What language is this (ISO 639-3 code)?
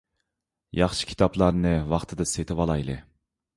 uig